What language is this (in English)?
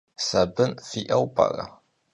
Kabardian